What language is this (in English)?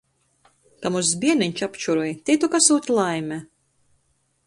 Latgalian